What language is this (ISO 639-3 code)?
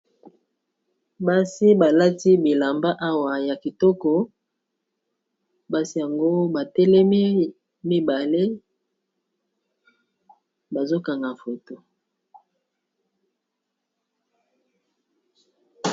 lin